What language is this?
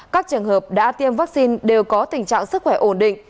Vietnamese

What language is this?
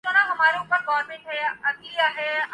Urdu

